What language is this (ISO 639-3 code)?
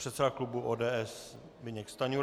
ces